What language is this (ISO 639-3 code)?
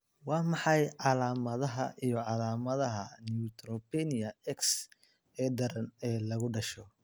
som